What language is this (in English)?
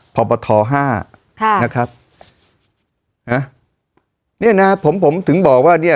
Thai